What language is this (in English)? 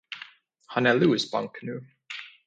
Swedish